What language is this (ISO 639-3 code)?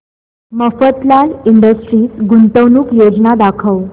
mar